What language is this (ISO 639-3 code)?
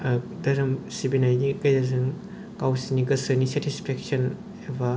brx